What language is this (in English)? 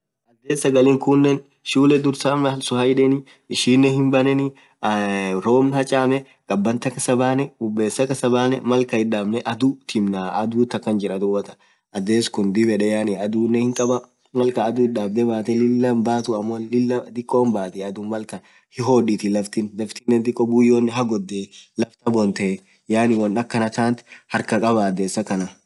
Orma